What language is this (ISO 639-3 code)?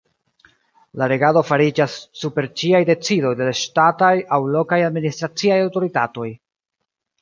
epo